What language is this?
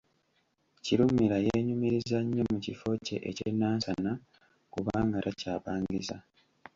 Ganda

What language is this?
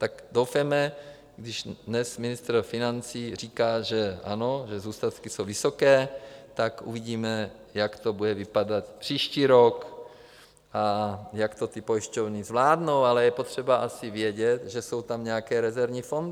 Czech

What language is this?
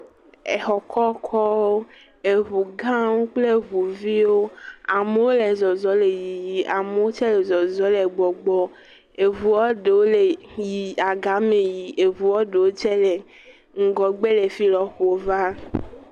Ewe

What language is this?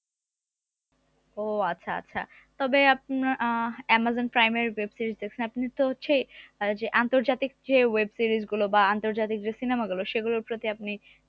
Bangla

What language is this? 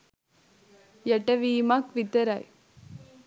Sinhala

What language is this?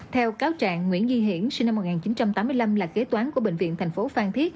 Vietnamese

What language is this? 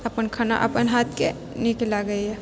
Maithili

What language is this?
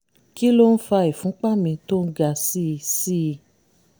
Yoruba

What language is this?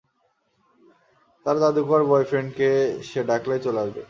Bangla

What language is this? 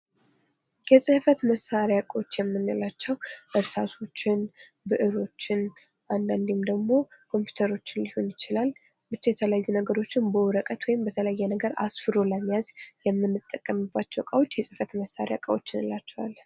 Amharic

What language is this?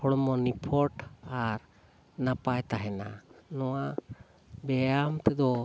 Santali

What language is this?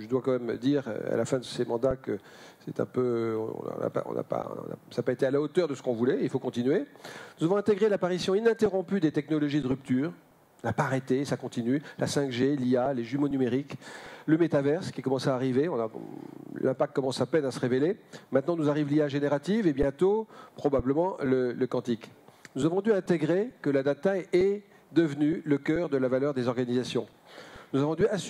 French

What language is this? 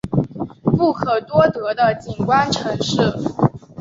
Chinese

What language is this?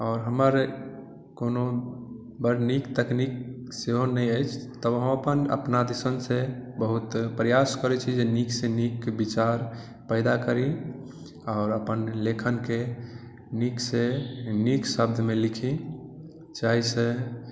Maithili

